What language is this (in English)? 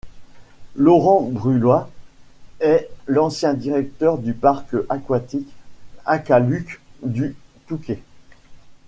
French